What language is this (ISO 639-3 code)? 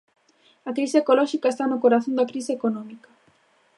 glg